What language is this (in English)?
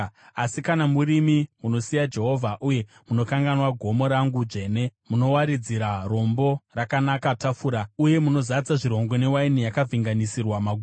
Shona